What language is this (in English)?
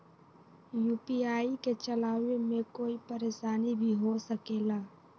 Magahi